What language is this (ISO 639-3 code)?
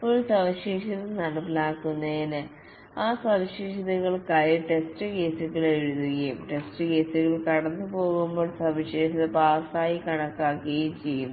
mal